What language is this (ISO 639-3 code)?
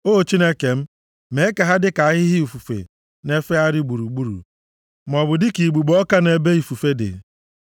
ibo